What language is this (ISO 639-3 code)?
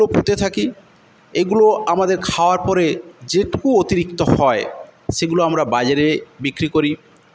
ben